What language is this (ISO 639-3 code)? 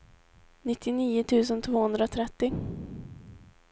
swe